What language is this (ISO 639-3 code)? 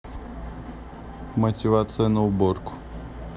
rus